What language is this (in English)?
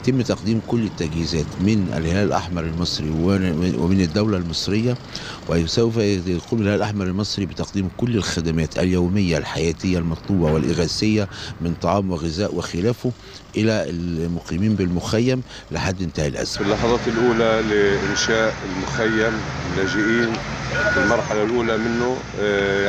Arabic